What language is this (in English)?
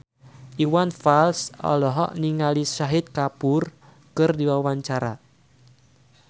Sundanese